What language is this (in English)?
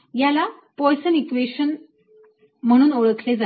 Marathi